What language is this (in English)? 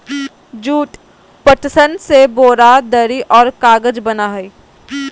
Magahi